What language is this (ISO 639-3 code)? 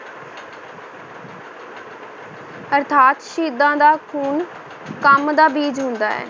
pan